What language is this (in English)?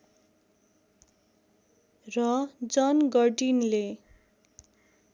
Nepali